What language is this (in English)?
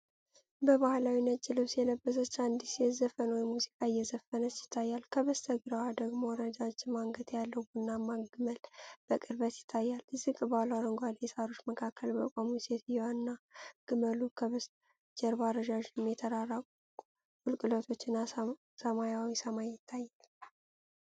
Amharic